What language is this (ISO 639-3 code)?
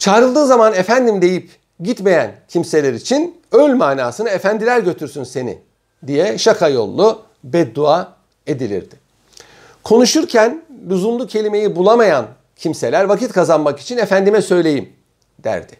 tur